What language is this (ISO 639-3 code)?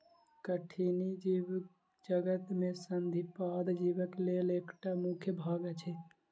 mai